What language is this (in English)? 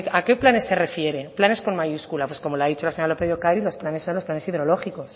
Spanish